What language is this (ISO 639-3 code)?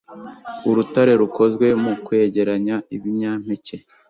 kin